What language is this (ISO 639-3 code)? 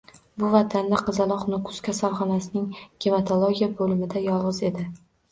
uzb